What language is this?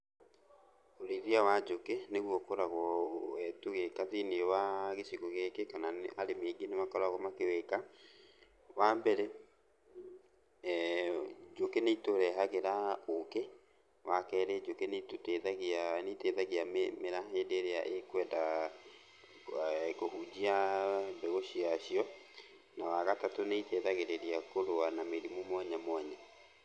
Kikuyu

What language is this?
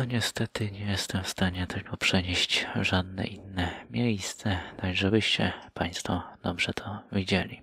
Polish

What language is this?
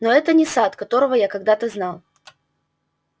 Russian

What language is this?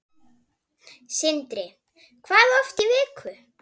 Icelandic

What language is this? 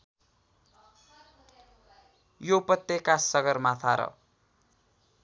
Nepali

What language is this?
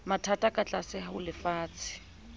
Southern Sotho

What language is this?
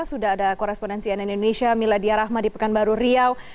Indonesian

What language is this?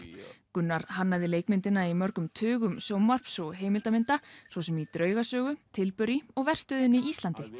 Icelandic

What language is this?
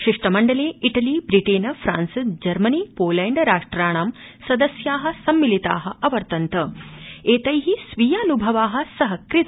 Sanskrit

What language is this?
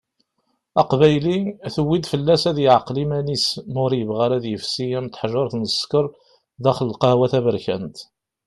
Kabyle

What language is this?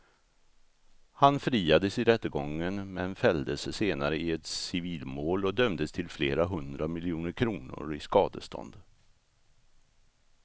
Swedish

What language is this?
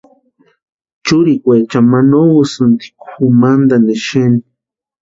Western Highland Purepecha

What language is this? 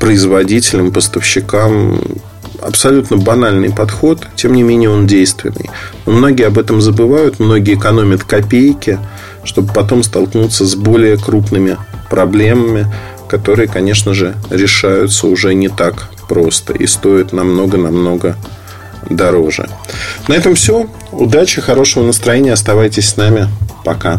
Russian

